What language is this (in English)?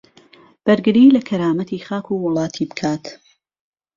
Central Kurdish